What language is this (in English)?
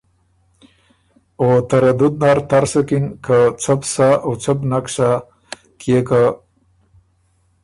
Ormuri